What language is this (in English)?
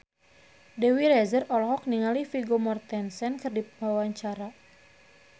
Sundanese